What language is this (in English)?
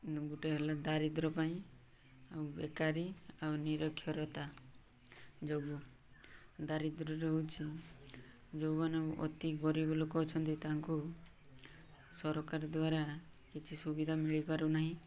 Odia